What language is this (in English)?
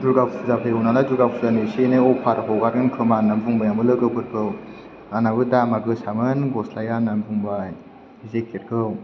Bodo